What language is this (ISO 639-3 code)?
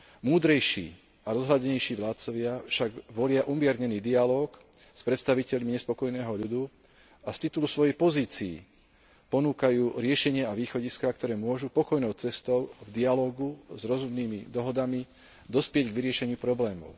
slk